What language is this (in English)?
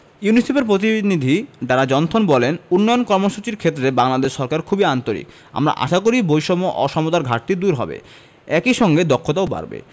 Bangla